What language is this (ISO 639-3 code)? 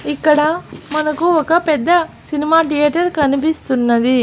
tel